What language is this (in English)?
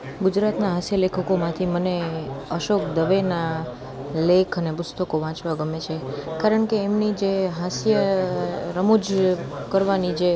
Gujarati